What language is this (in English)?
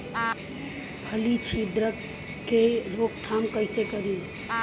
Bhojpuri